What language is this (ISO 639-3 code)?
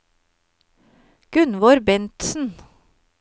nor